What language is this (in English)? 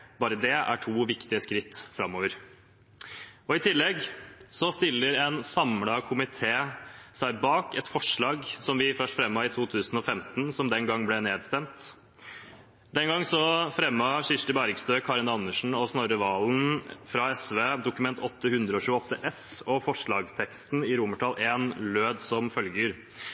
Norwegian Bokmål